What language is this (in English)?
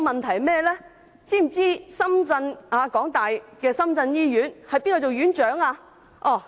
Cantonese